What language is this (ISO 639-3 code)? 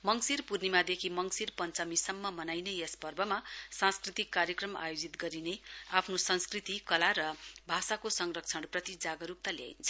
nep